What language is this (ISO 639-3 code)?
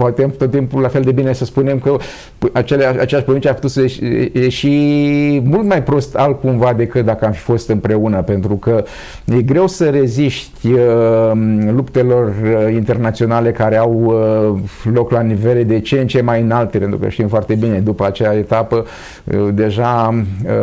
ron